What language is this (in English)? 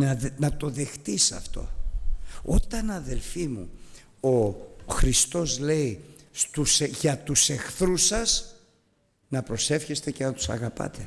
Greek